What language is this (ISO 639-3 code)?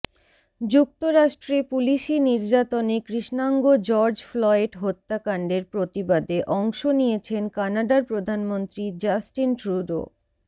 ben